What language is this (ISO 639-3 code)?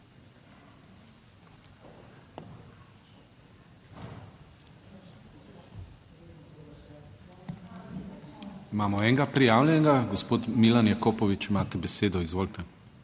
slv